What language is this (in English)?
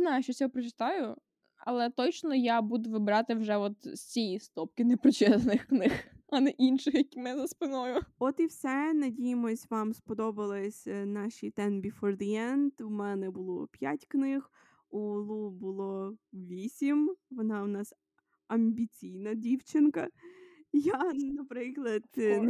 Ukrainian